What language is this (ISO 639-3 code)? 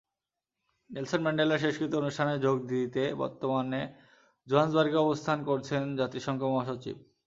ben